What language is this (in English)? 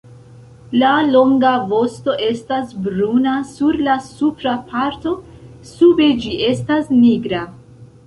Esperanto